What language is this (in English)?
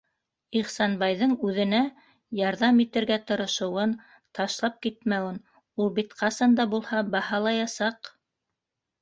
Bashkir